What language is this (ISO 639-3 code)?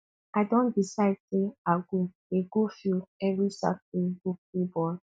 pcm